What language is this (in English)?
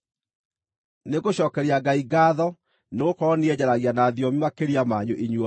Kikuyu